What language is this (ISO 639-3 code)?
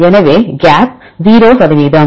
tam